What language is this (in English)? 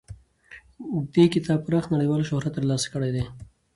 Pashto